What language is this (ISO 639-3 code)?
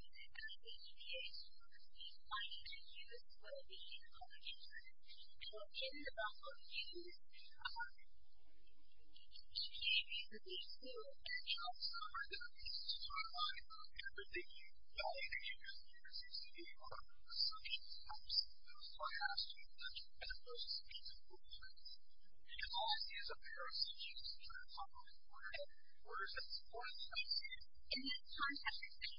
eng